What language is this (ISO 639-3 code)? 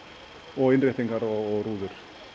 isl